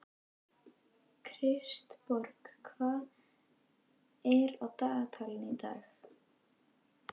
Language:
Icelandic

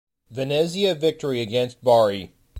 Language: English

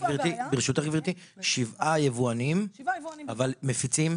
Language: Hebrew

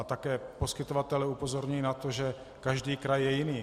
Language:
Czech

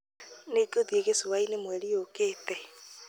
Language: Kikuyu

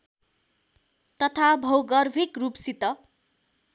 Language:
Nepali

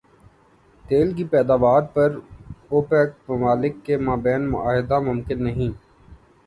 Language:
Urdu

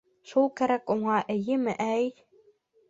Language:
Bashkir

